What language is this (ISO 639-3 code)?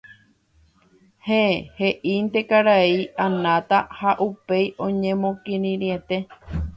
grn